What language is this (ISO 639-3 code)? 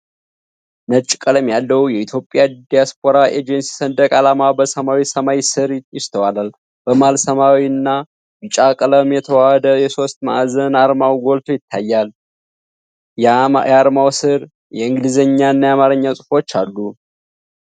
amh